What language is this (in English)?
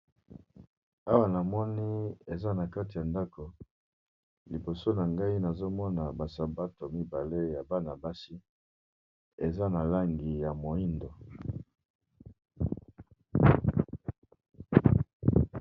Lingala